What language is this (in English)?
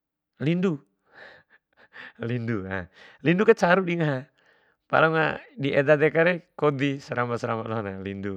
Bima